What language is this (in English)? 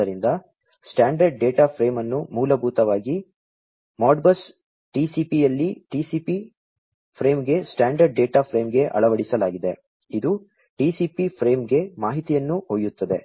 Kannada